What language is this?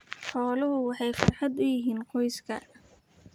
Somali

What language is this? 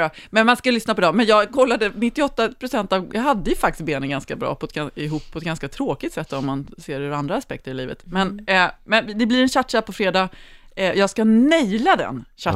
Swedish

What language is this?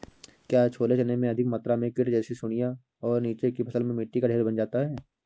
Hindi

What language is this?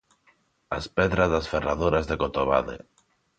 Galician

